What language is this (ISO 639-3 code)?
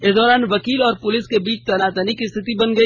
hin